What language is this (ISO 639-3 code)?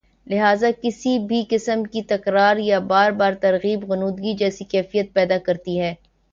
urd